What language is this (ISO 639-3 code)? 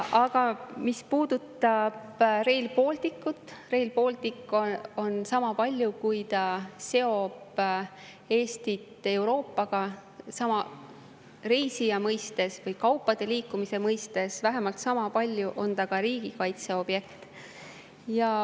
est